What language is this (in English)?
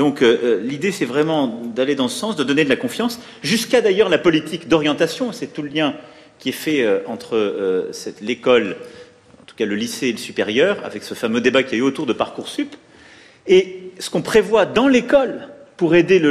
French